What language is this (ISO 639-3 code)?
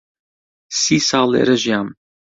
ckb